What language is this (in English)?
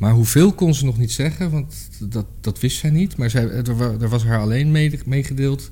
Dutch